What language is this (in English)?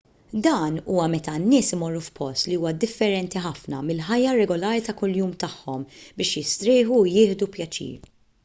Maltese